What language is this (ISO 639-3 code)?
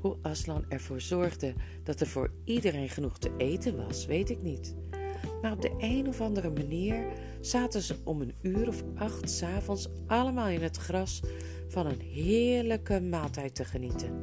nld